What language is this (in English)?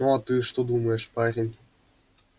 Russian